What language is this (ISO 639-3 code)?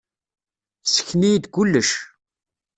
kab